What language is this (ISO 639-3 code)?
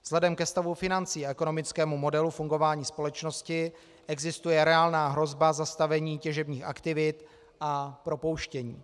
ces